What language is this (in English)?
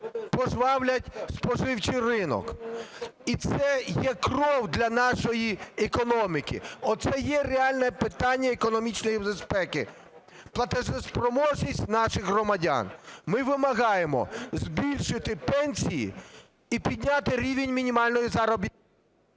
Ukrainian